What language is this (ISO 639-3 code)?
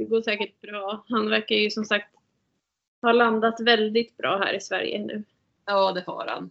swe